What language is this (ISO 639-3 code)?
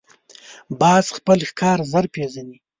pus